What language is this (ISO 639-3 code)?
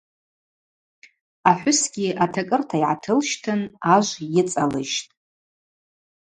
abq